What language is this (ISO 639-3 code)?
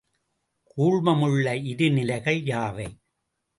tam